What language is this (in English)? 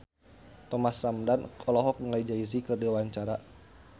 Sundanese